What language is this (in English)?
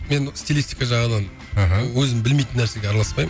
Kazakh